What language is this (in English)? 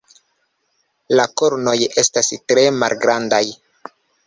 Esperanto